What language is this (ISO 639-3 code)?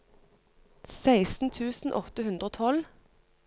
nor